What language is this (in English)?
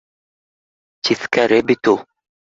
Bashkir